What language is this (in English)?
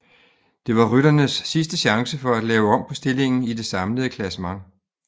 Danish